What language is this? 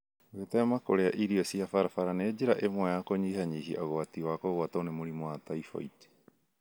Kikuyu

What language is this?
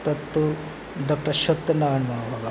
Sanskrit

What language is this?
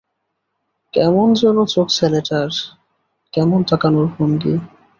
Bangla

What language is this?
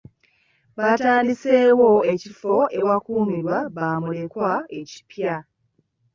Ganda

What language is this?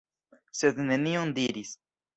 Esperanto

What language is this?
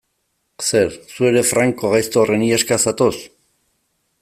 Basque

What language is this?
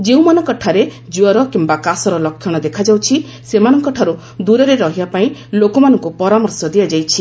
Odia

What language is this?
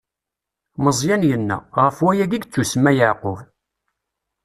Kabyle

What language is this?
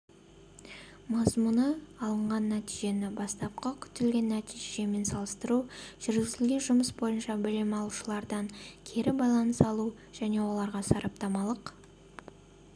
Kazakh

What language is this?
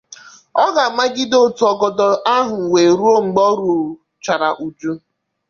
Igbo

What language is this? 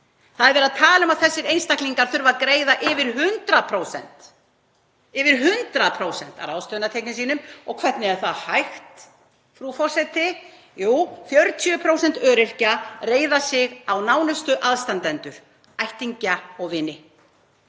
Icelandic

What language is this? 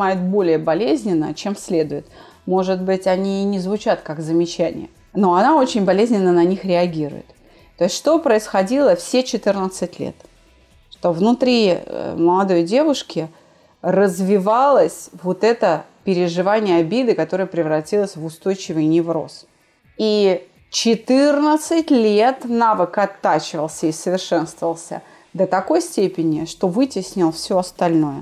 Russian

